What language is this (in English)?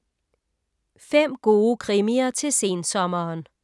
Danish